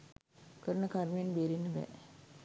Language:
Sinhala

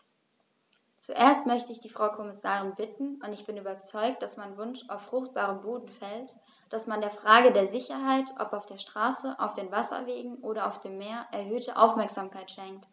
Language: German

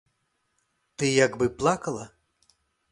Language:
Belarusian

